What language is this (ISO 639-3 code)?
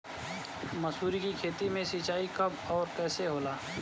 bho